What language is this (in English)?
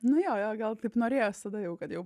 Lithuanian